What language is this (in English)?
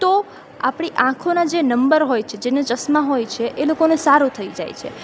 Gujarati